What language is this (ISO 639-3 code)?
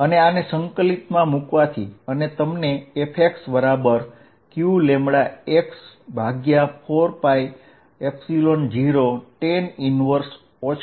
guj